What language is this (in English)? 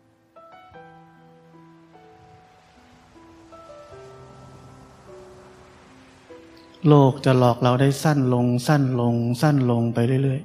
Thai